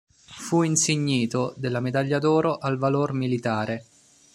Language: Italian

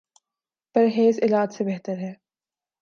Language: Urdu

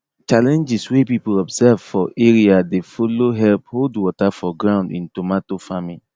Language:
Nigerian Pidgin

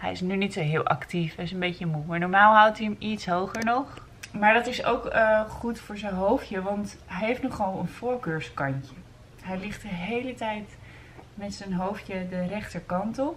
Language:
Dutch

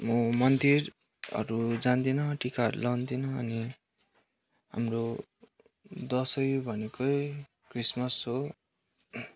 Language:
Nepali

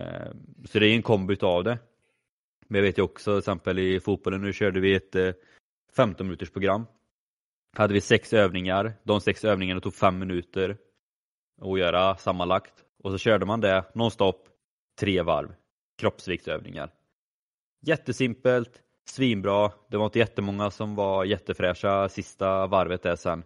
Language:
Swedish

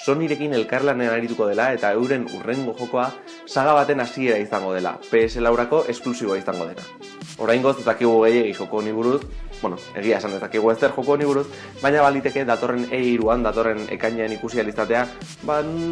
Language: Spanish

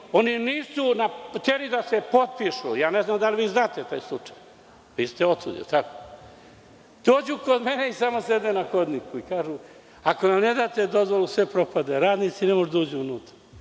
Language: Serbian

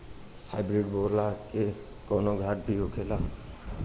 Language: Bhojpuri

